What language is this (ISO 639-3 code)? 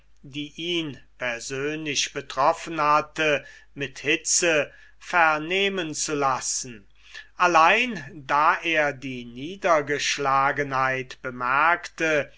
deu